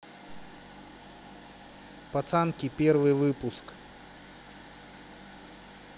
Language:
Russian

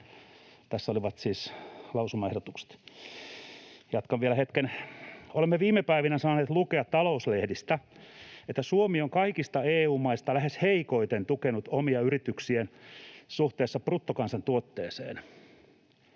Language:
Finnish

